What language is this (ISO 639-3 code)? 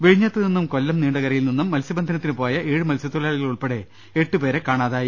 mal